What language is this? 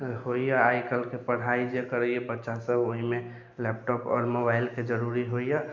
Maithili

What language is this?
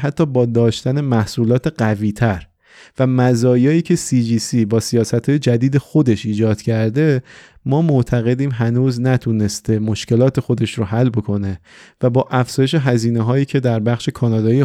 Persian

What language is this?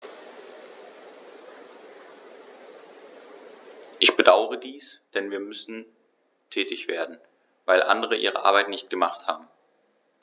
German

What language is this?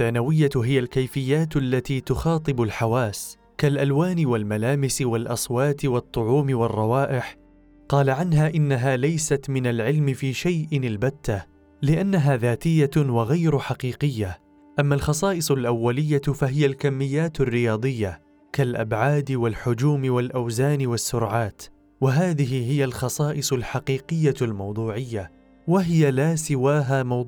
Arabic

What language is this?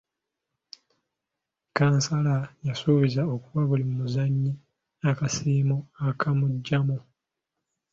Ganda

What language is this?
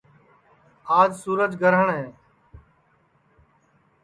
Sansi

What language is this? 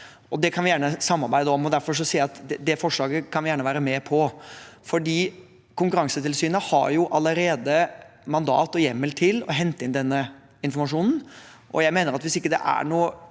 Norwegian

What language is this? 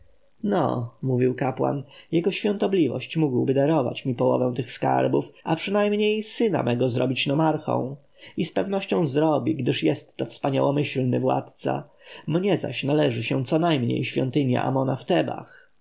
Polish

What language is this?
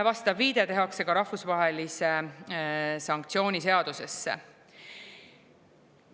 Estonian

